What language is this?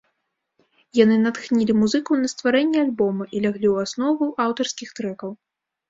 Belarusian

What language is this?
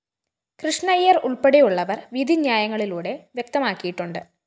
Malayalam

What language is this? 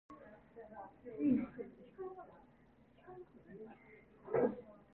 Cantonese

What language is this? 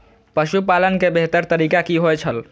Maithili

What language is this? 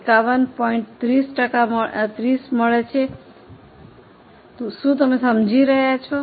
Gujarati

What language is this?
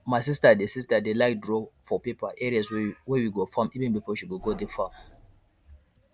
Nigerian Pidgin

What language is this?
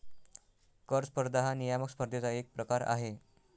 Marathi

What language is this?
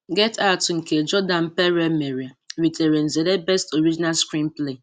Igbo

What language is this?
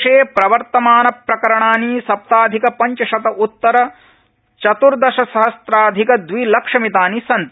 Sanskrit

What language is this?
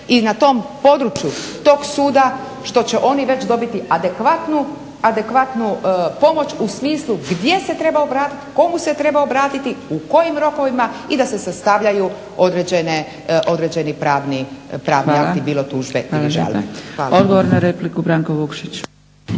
Croatian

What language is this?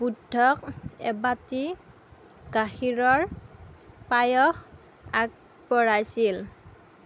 Assamese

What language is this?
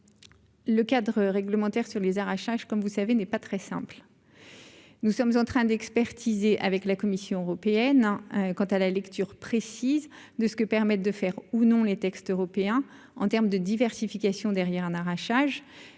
French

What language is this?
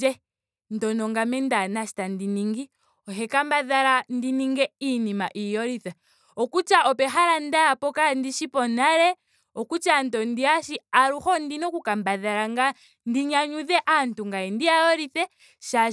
Ndonga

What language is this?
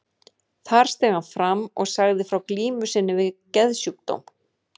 Icelandic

